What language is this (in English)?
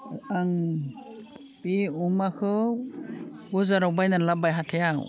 Bodo